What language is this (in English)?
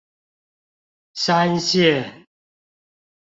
Chinese